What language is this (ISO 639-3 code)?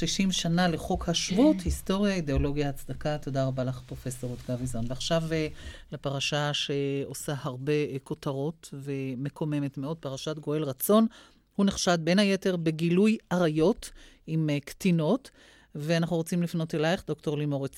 heb